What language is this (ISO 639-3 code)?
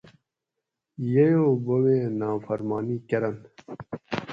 gwc